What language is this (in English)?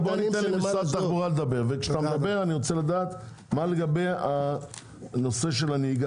Hebrew